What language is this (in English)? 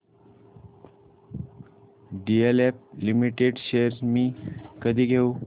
Marathi